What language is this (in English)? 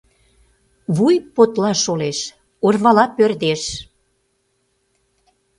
Mari